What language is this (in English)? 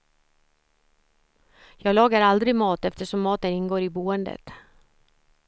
Swedish